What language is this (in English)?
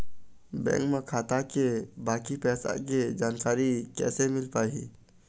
Chhattisgarhi